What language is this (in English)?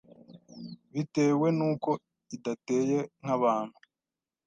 Kinyarwanda